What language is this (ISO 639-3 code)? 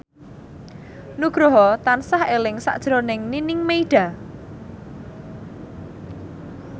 jav